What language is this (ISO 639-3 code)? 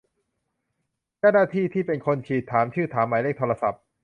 tha